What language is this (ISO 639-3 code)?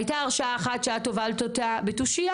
heb